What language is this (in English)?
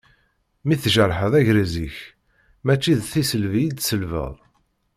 Kabyle